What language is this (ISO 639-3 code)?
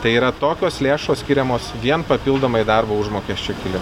lit